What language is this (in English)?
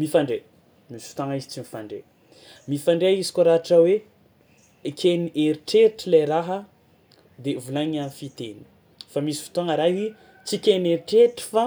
Tsimihety Malagasy